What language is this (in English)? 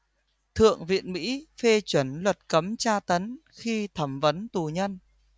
Vietnamese